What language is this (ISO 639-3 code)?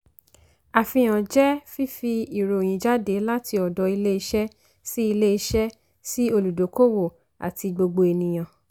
yor